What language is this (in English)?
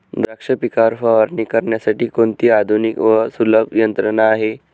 Marathi